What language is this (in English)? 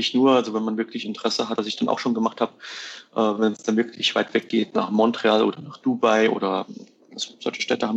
German